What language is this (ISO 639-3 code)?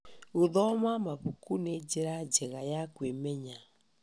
kik